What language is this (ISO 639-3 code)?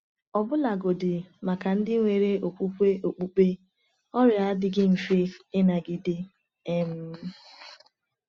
ibo